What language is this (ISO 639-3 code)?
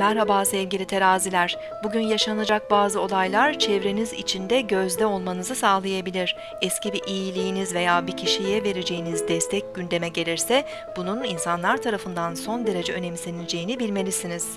tur